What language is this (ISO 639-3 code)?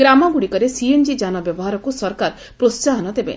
ori